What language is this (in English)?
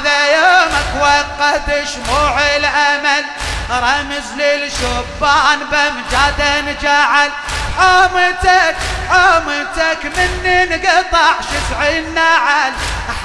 Arabic